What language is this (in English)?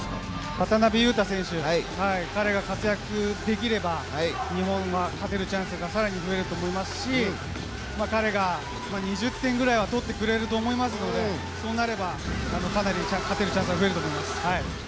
Japanese